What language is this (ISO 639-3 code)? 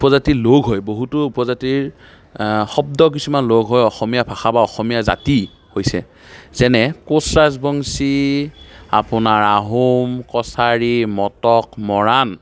asm